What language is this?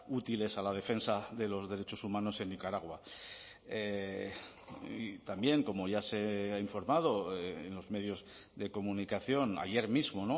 Spanish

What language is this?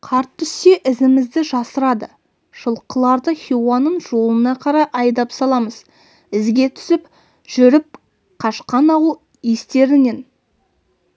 Kazakh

